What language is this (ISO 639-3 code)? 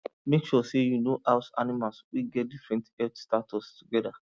pcm